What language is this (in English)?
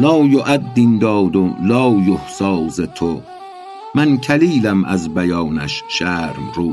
Persian